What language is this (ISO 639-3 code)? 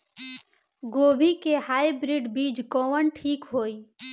bho